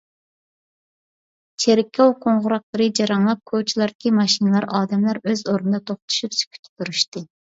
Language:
Uyghur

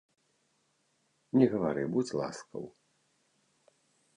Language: Belarusian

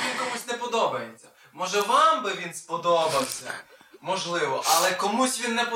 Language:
Ukrainian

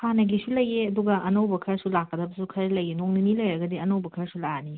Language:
Manipuri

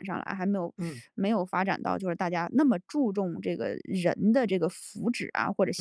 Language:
Chinese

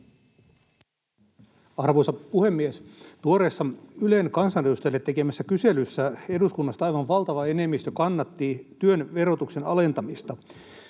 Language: Finnish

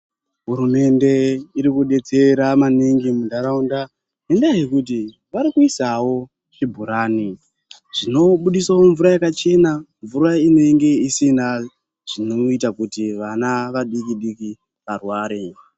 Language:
Ndau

